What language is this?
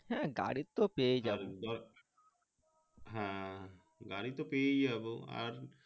Bangla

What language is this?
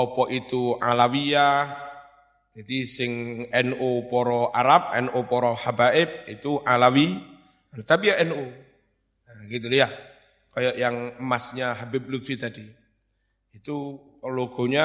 Indonesian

